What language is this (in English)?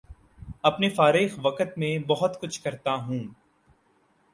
Urdu